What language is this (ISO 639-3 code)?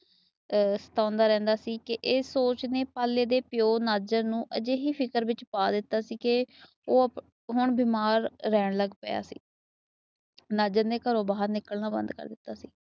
pan